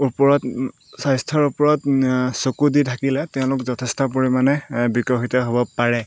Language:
Assamese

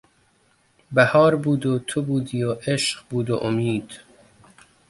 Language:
Persian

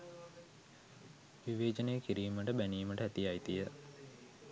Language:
Sinhala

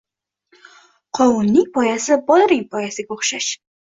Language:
Uzbek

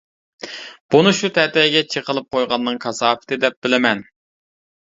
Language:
Uyghur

